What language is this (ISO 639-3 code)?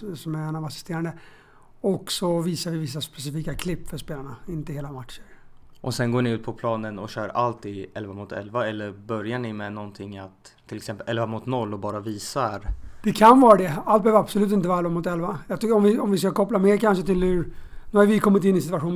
swe